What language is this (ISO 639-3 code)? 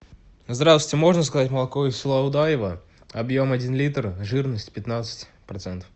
rus